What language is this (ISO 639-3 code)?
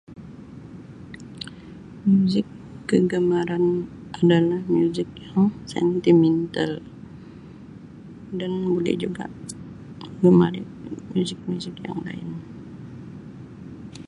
msi